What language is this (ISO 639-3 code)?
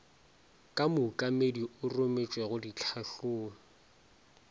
nso